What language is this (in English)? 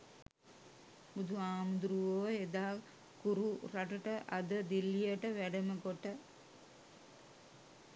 Sinhala